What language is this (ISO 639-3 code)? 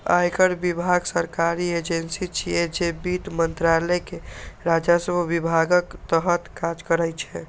mai